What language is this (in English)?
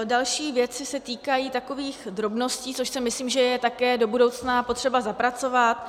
Czech